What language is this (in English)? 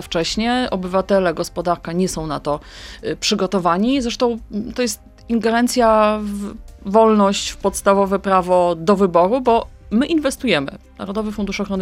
Polish